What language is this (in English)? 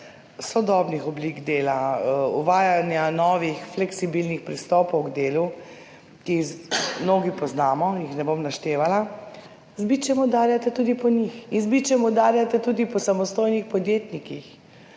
Slovenian